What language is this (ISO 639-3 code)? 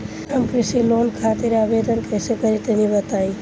bho